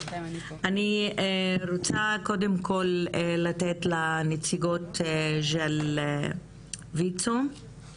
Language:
Hebrew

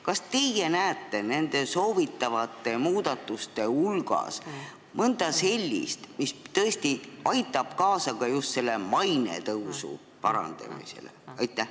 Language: Estonian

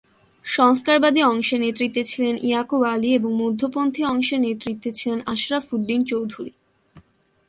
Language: Bangla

